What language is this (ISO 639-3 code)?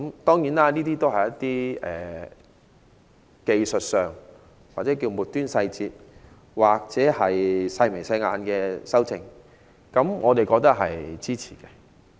yue